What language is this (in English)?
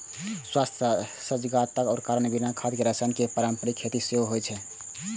Maithili